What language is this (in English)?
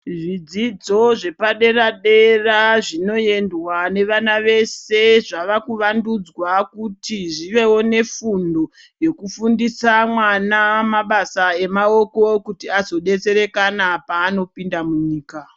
Ndau